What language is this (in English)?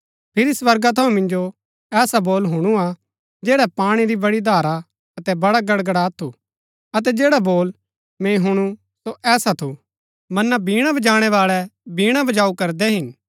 Gaddi